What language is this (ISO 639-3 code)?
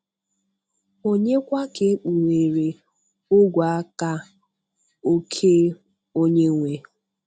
ibo